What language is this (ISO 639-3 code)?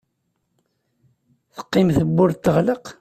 kab